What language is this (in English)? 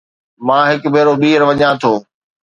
Sindhi